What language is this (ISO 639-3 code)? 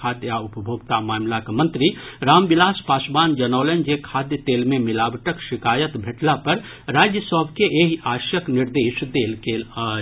mai